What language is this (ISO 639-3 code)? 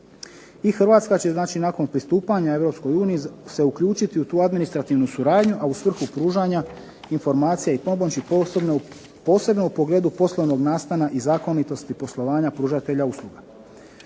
hrv